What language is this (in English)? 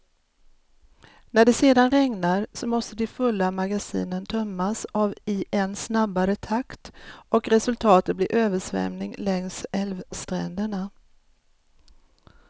Swedish